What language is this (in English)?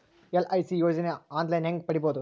Kannada